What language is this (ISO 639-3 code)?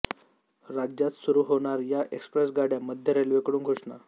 mar